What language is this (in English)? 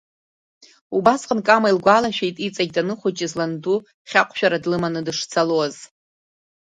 Abkhazian